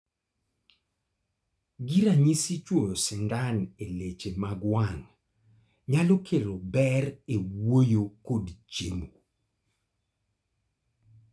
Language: Luo (Kenya and Tanzania)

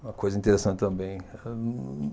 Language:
Portuguese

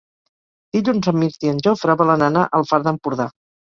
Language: Catalan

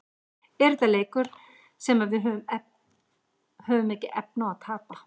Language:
Icelandic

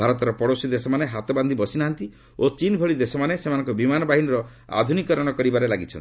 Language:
Odia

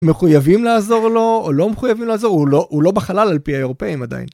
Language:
Hebrew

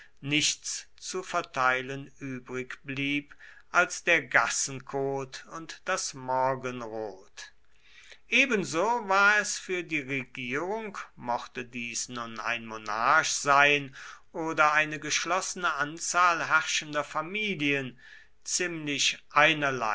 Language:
German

